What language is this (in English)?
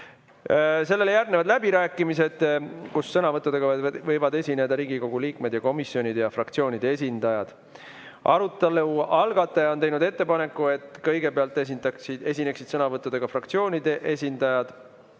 Estonian